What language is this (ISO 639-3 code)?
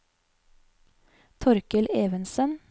nor